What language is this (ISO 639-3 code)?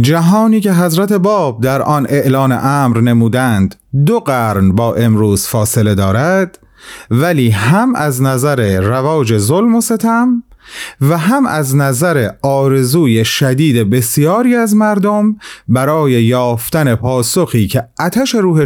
fas